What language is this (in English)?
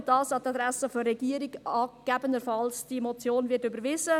Swiss German